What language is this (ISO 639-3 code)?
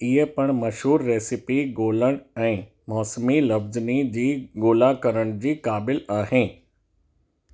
snd